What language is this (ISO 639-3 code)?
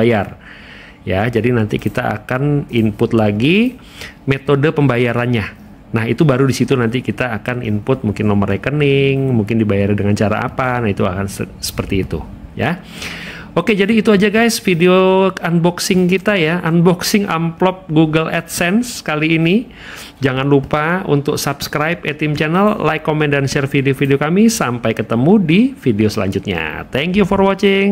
ind